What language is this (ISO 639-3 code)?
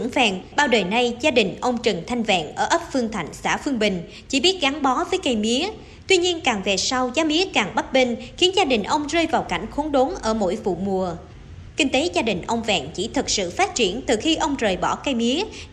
vie